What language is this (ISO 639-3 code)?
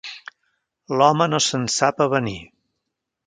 cat